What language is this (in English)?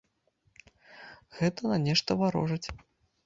Belarusian